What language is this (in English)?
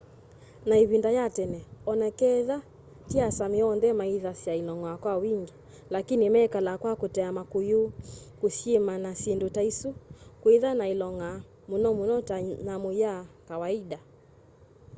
Kamba